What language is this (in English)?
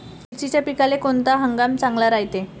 Marathi